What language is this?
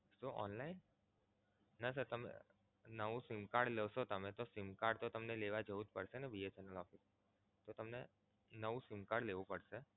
Gujarati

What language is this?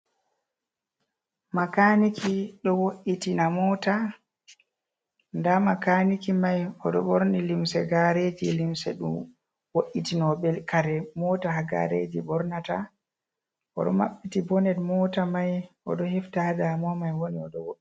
Fula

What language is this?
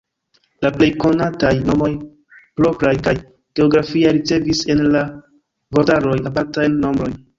Esperanto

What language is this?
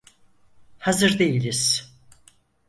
Turkish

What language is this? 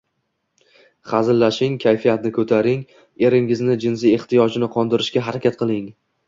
Uzbek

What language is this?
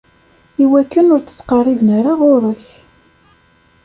Kabyle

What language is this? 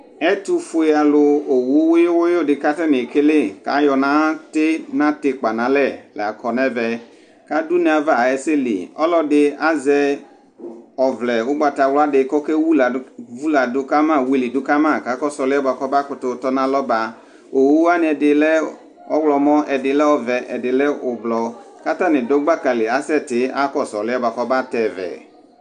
Ikposo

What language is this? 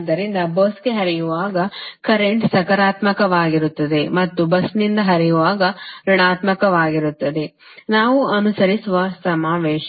Kannada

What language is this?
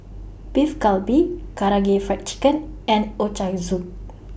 English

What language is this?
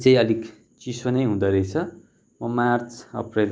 Nepali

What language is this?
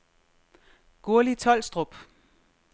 Danish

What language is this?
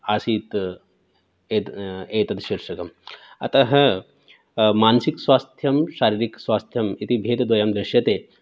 Sanskrit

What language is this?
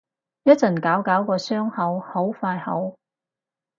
Cantonese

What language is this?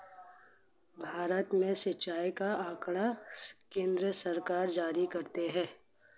Hindi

